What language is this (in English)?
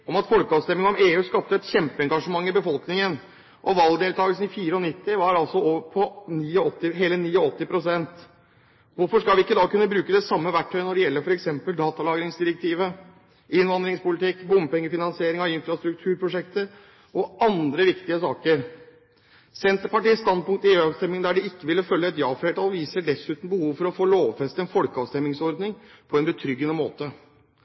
Norwegian Bokmål